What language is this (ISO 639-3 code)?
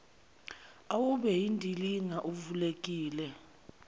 zul